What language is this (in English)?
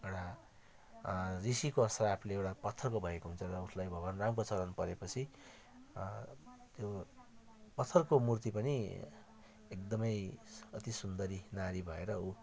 Nepali